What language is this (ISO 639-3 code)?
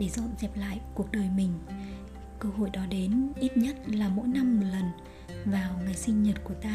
vie